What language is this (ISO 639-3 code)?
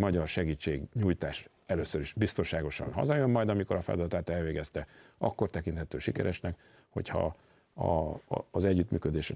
hun